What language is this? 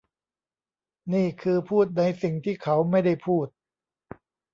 Thai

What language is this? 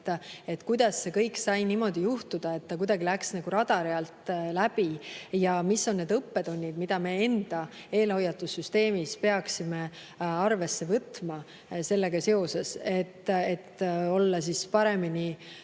Estonian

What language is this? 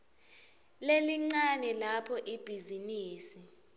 Swati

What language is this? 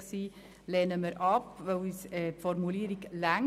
Swiss German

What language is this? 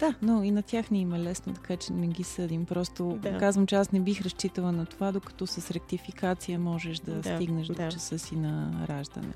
Bulgarian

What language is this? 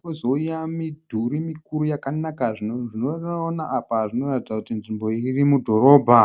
Shona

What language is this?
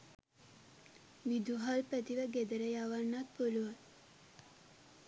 Sinhala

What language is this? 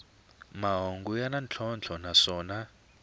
Tsonga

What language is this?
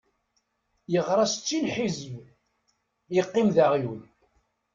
Kabyle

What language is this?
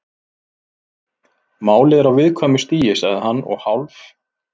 Icelandic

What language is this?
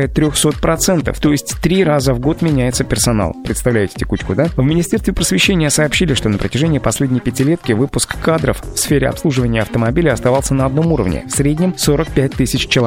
Russian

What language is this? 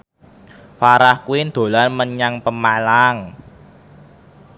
Javanese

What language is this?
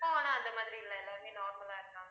Tamil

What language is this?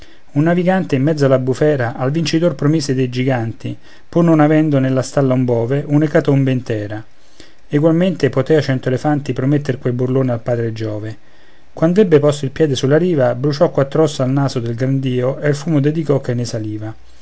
Italian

